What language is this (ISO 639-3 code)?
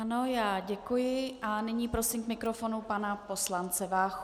ces